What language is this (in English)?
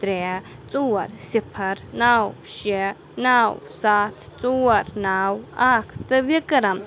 Kashmiri